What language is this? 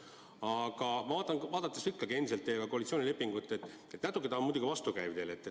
Estonian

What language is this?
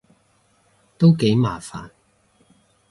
Cantonese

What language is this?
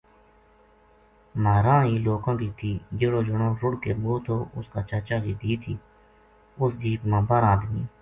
Gujari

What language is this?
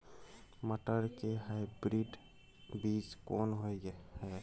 Maithili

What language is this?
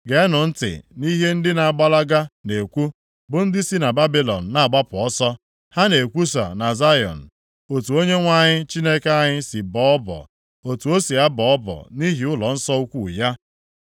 Igbo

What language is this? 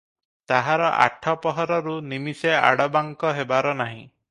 Odia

